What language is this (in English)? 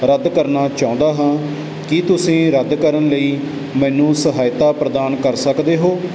Punjabi